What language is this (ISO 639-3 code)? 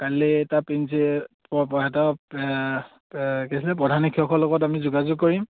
asm